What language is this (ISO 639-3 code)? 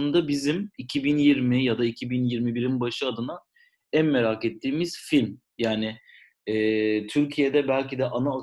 tur